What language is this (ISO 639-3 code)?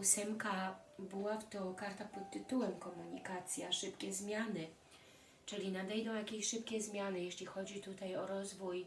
pol